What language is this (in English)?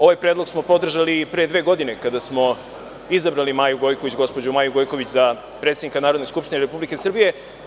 Serbian